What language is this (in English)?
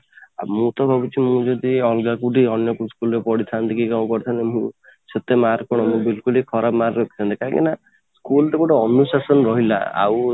Odia